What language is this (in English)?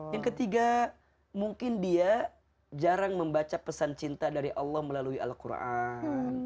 Indonesian